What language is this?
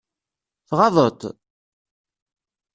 Kabyle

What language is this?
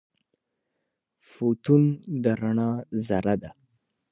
Pashto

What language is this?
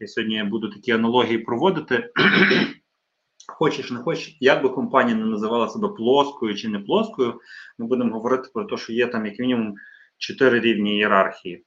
Ukrainian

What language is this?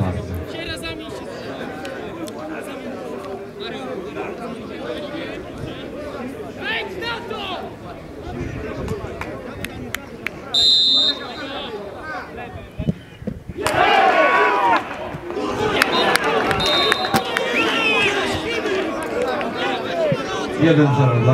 Polish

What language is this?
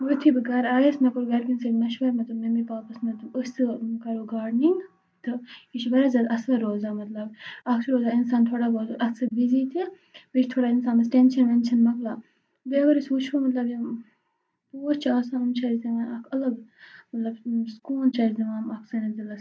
Kashmiri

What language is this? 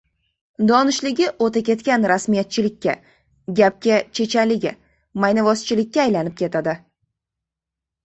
Uzbek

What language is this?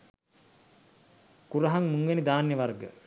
Sinhala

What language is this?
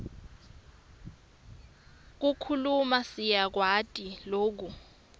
Swati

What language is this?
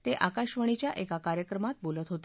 Marathi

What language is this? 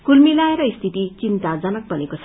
Nepali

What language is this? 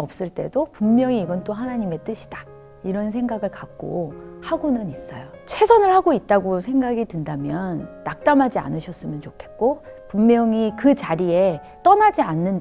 Korean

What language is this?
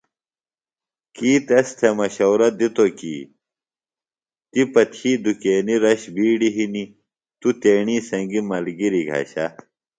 Phalura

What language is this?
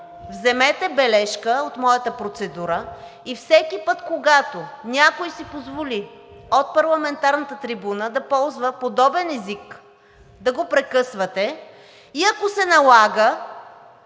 Bulgarian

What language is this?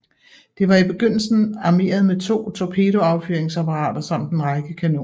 Danish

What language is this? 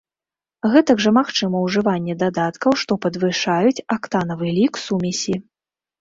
Belarusian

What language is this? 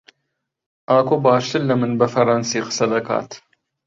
Central Kurdish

